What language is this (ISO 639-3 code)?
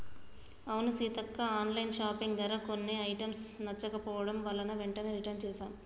tel